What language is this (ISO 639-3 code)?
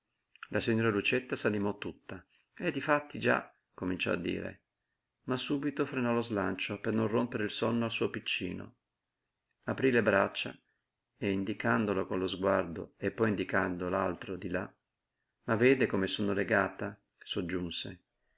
ita